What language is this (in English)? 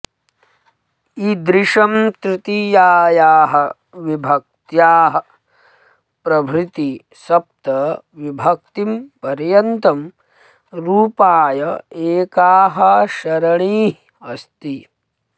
Sanskrit